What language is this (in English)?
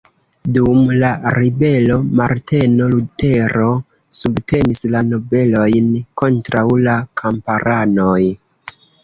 Esperanto